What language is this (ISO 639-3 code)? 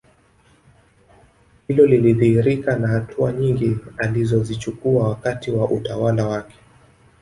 swa